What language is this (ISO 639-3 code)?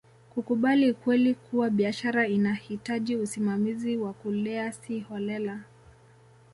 swa